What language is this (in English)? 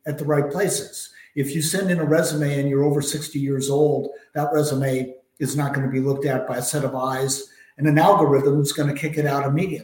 English